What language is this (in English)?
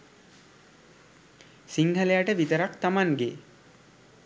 Sinhala